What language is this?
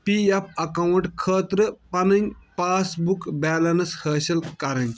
Kashmiri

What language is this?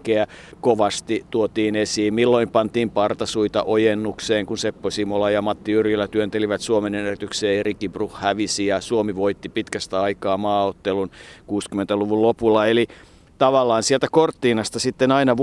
Finnish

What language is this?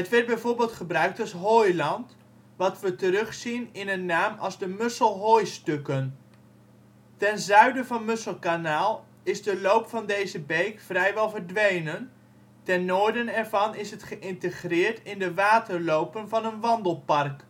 Dutch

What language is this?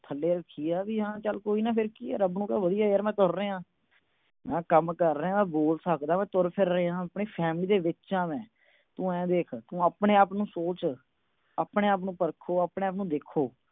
Punjabi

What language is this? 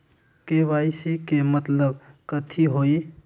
Magahi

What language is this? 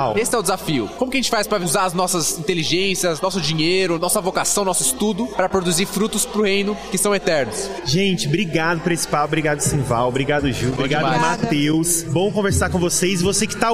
Portuguese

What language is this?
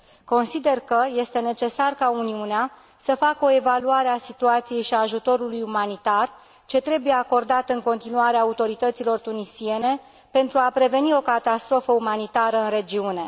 Romanian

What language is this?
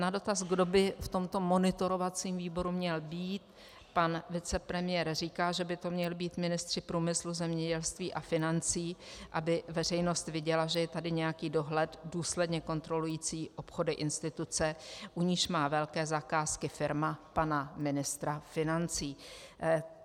Czech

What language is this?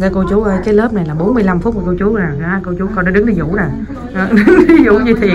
Vietnamese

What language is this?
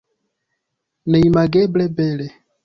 Esperanto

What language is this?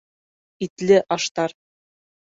Bashkir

